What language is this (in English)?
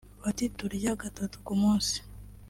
Kinyarwanda